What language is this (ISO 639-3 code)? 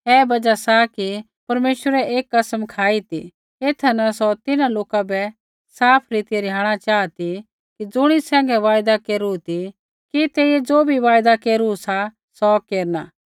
kfx